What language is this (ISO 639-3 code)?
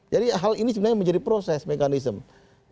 ind